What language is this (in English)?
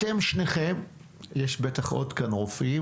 Hebrew